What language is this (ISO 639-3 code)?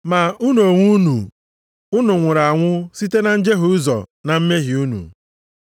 ibo